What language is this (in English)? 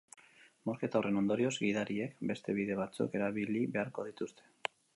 Basque